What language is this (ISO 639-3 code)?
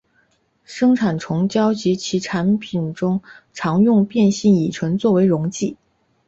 zho